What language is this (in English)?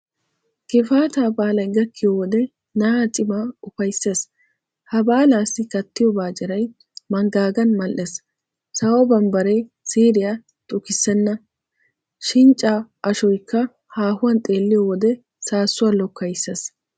Wolaytta